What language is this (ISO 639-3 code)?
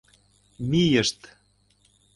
chm